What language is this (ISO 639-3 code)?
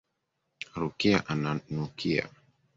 swa